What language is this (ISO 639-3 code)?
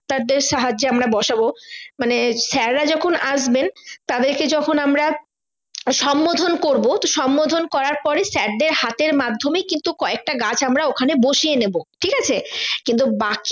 ben